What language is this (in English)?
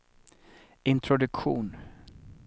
Swedish